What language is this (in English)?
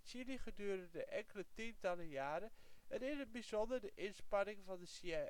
Dutch